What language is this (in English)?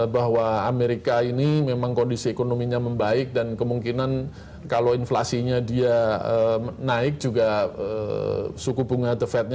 Indonesian